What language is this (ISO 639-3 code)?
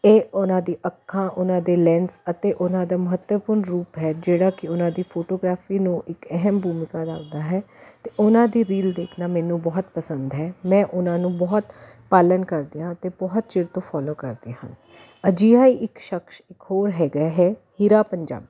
pan